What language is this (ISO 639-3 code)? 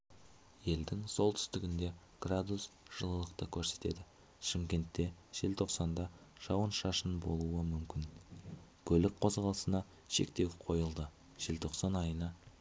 kaz